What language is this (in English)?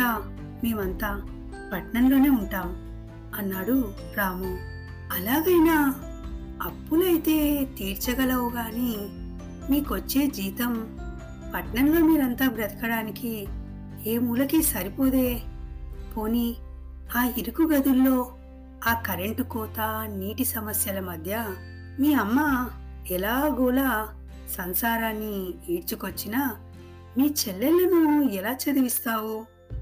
Telugu